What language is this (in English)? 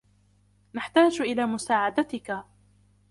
Arabic